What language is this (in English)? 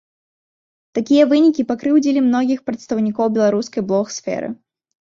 Belarusian